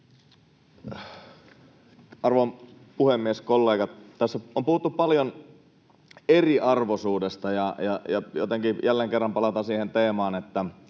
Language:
Finnish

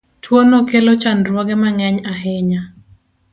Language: Luo (Kenya and Tanzania)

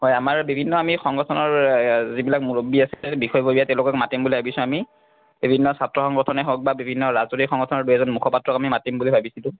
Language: Assamese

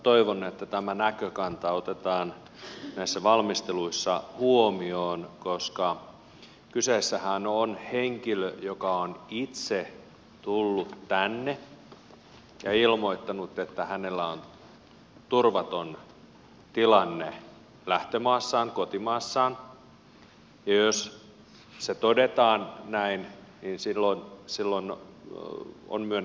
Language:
Finnish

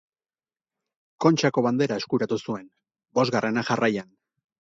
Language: Basque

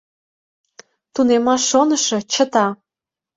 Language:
Mari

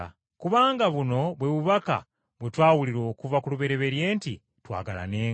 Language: Ganda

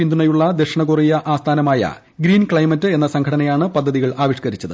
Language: Malayalam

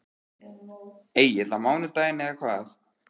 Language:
Icelandic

